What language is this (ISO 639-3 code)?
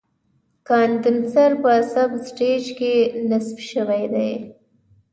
pus